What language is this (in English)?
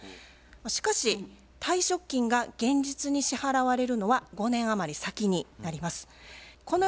Japanese